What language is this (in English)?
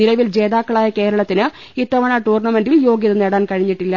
Malayalam